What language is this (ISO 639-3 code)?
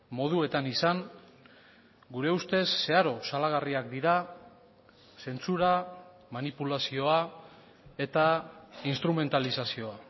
eus